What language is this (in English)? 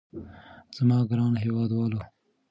Pashto